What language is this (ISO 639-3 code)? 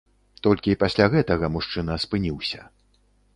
bel